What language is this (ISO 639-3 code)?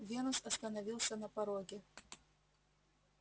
rus